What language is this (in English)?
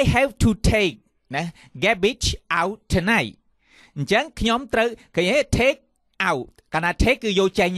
Thai